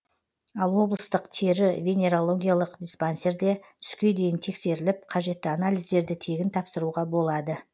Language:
Kazakh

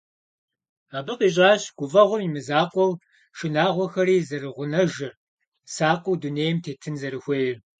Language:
Kabardian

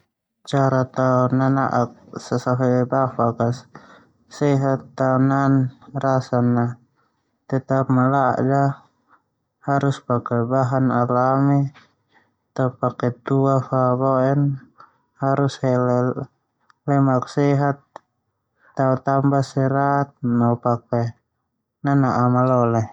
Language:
Termanu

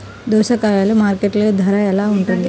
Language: Telugu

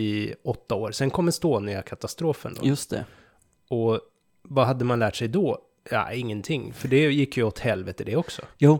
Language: Swedish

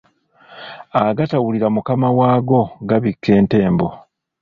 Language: Ganda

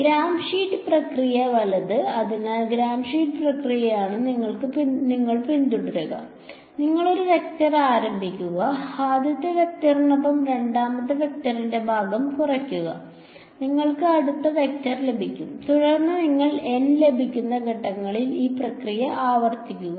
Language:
Malayalam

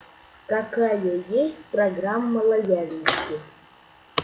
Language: Russian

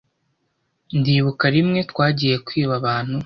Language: Kinyarwanda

